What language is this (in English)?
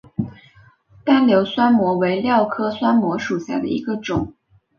Chinese